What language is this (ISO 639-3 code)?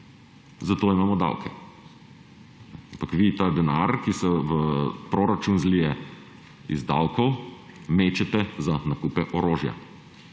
slv